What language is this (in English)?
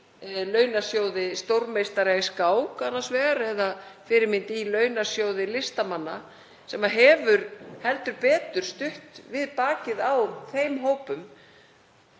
Icelandic